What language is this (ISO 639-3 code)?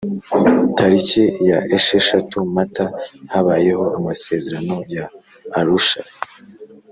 kin